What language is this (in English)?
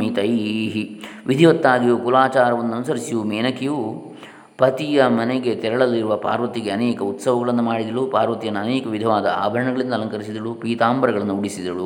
Kannada